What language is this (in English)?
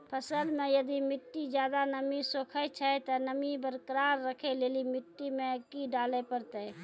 Maithili